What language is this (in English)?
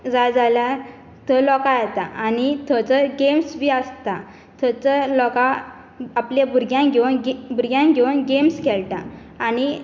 Konkani